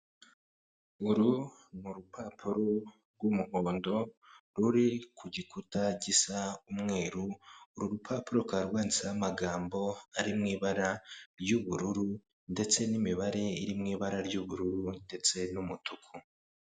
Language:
Kinyarwanda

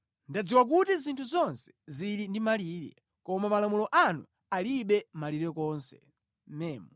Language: Nyanja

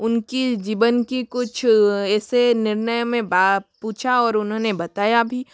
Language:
Hindi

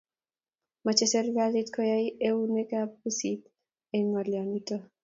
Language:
Kalenjin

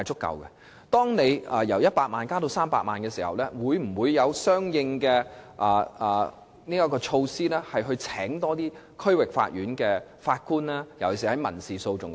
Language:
Cantonese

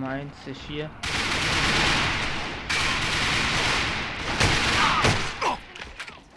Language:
German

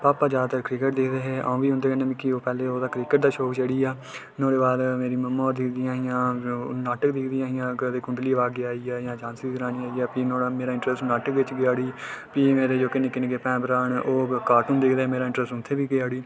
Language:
Dogri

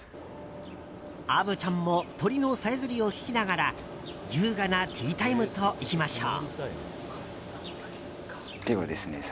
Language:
Japanese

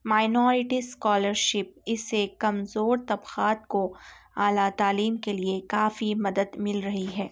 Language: Urdu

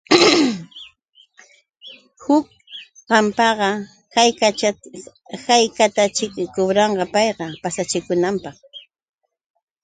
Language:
Yauyos Quechua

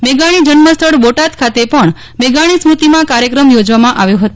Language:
Gujarati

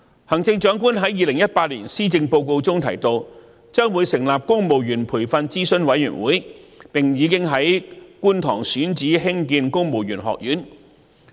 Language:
Cantonese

